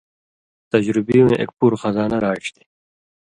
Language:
Indus Kohistani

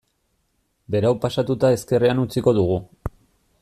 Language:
Basque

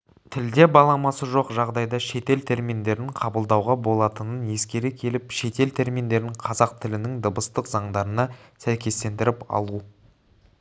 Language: Kazakh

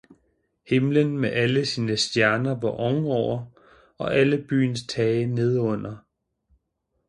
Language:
Danish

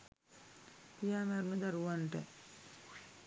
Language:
Sinhala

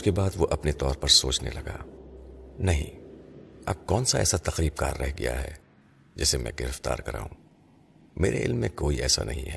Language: Urdu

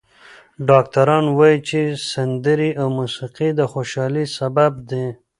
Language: Pashto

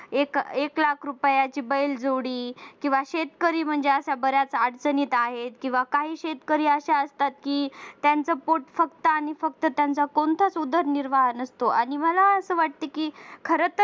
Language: Marathi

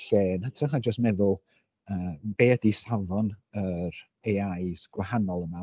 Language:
Welsh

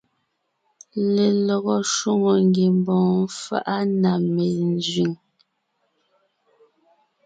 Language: Ngiemboon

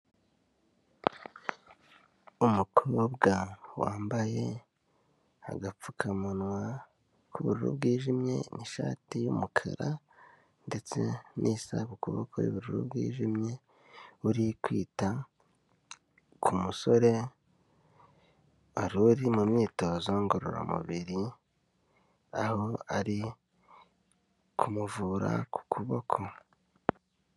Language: Kinyarwanda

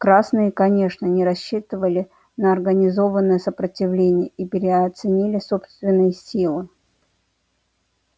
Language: Russian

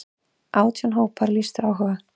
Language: Icelandic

